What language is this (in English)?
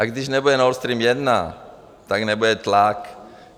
Czech